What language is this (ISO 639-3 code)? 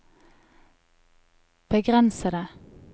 nor